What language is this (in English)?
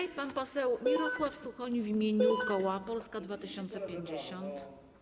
Polish